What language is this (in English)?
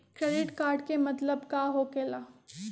Magahi